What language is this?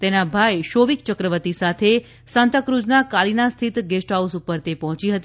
Gujarati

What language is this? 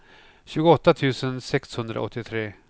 Swedish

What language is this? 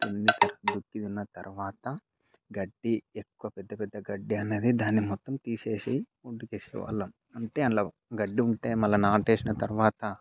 Telugu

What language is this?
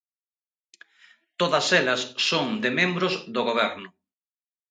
Galician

